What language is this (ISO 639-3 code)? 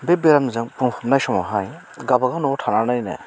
brx